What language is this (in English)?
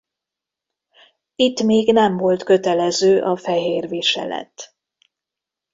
Hungarian